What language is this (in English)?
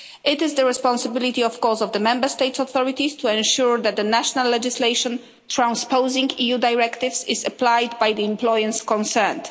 English